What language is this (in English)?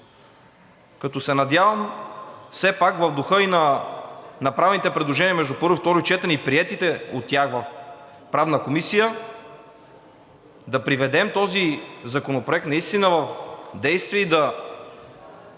Bulgarian